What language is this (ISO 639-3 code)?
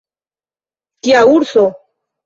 epo